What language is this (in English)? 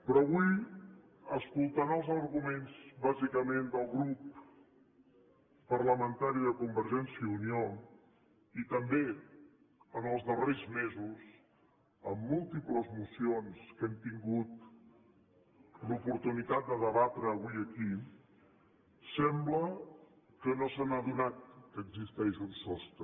Catalan